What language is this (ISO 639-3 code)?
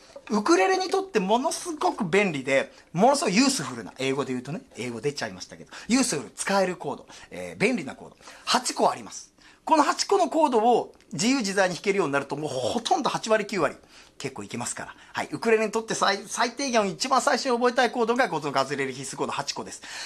jpn